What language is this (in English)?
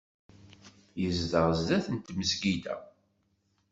Kabyle